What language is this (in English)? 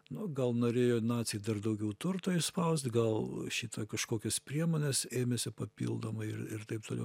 Lithuanian